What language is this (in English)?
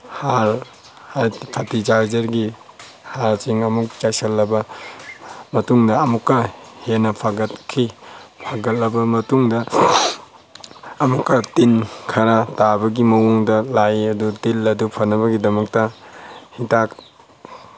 Manipuri